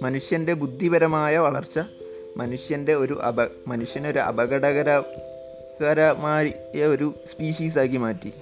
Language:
Malayalam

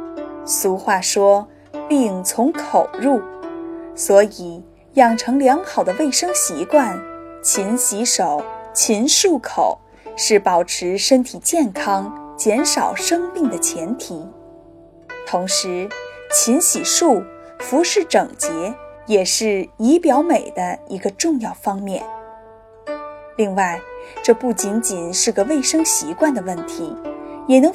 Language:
Chinese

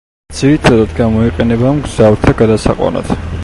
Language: Georgian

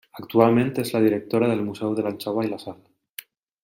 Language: Catalan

